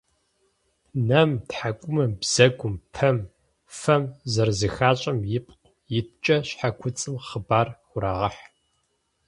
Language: Kabardian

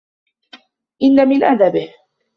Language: Arabic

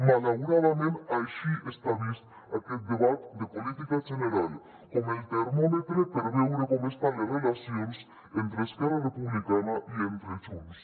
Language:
Catalan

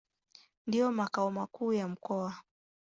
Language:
Swahili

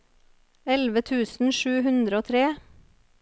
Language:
Norwegian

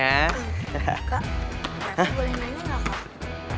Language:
Indonesian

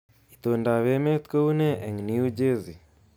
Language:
Kalenjin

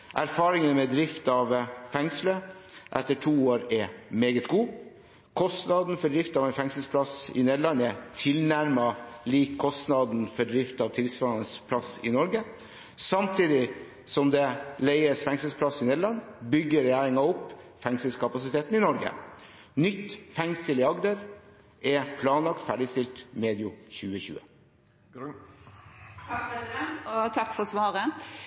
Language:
Norwegian Bokmål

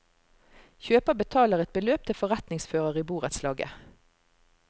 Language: Norwegian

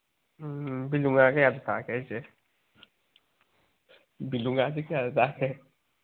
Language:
Manipuri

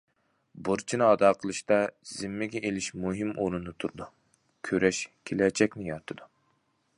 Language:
Uyghur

